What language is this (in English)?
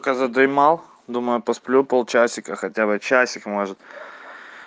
Russian